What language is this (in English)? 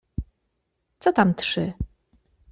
Polish